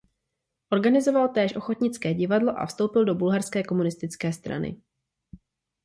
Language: Czech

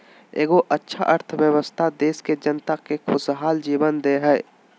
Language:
Magahi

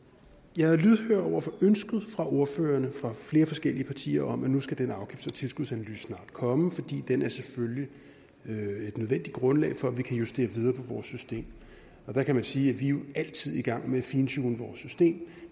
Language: Danish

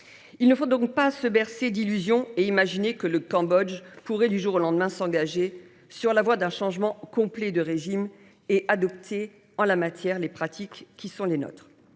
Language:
French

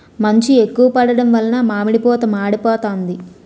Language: Telugu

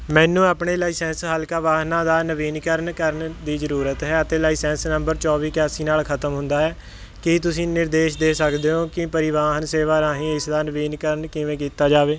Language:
Punjabi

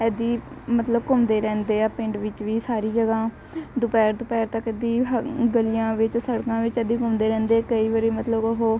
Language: Punjabi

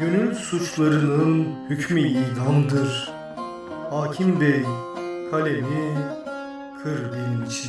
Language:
Turkish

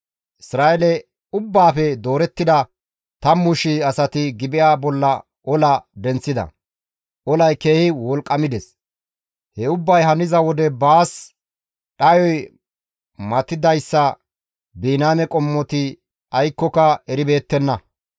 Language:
Gamo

